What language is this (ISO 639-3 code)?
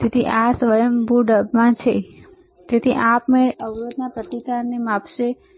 guj